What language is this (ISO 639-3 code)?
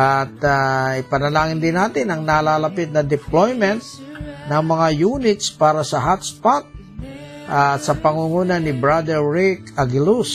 fil